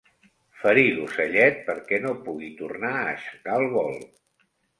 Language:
Catalan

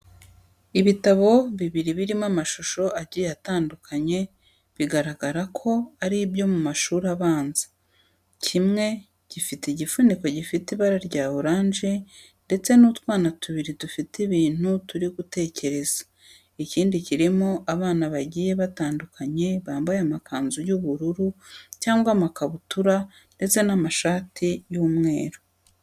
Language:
Kinyarwanda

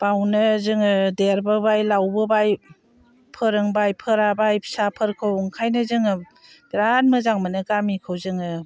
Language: Bodo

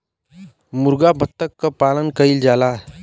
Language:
Bhojpuri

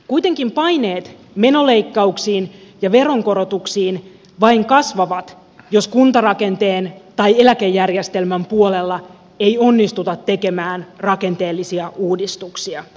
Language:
Finnish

